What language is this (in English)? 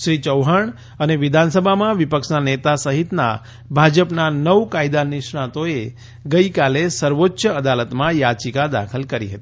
Gujarati